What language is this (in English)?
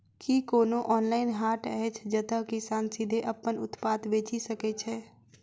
Maithili